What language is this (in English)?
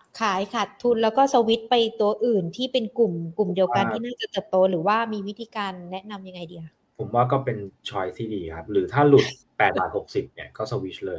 Thai